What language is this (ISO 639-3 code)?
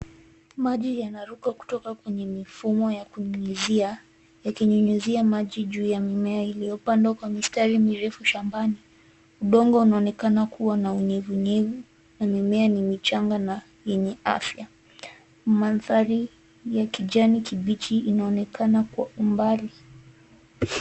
swa